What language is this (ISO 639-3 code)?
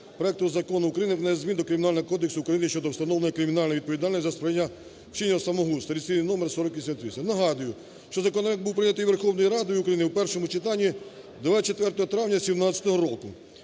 ukr